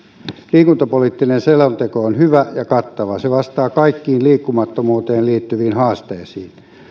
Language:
Finnish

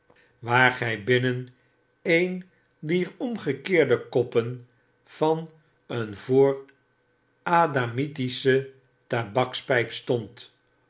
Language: Dutch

